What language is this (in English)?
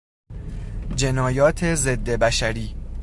Persian